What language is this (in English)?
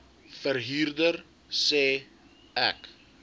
Afrikaans